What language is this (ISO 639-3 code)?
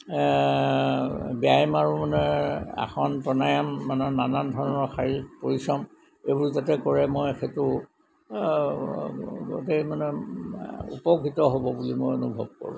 asm